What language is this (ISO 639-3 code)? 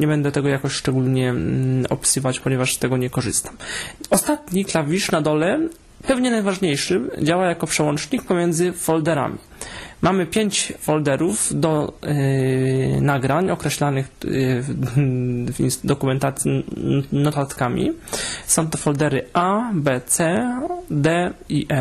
pol